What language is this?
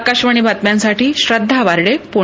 Marathi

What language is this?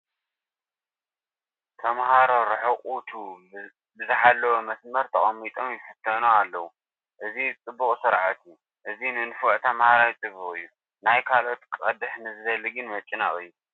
Tigrinya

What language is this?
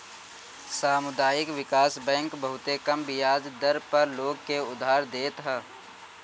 Bhojpuri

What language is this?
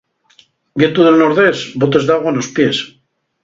Asturian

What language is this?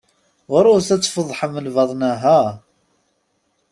Kabyle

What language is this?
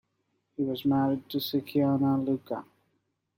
English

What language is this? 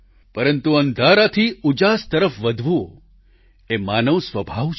Gujarati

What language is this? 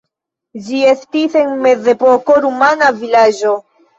Esperanto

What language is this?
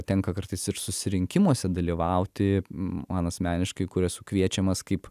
Lithuanian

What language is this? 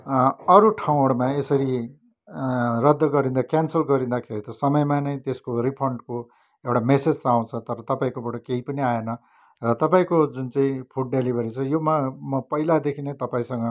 Nepali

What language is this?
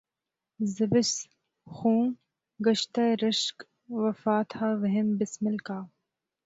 Urdu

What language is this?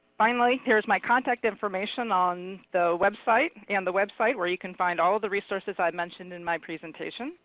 English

